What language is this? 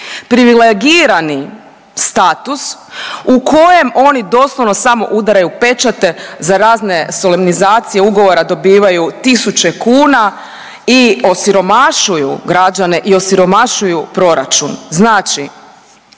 Croatian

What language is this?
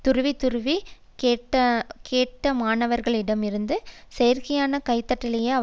Tamil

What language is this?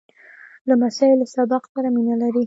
Pashto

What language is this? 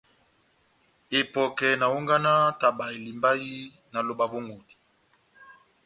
Batanga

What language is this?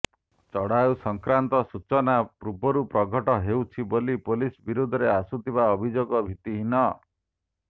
Odia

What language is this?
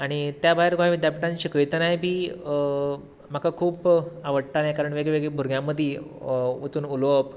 Konkani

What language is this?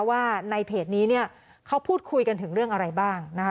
Thai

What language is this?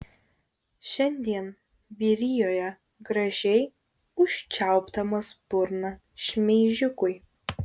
Lithuanian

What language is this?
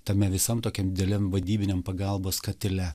Lithuanian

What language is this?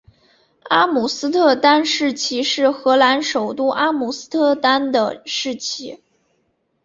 Chinese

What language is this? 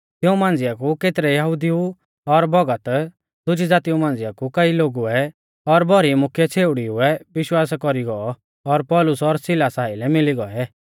Mahasu Pahari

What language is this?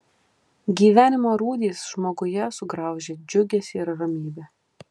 Lithuanian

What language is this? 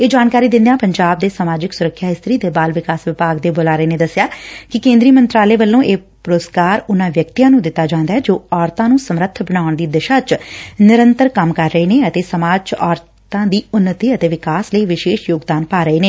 Punjabi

